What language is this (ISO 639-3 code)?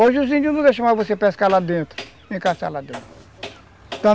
por